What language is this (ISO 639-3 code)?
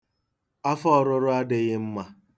ibo